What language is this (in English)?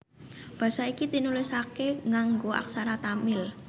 Javanese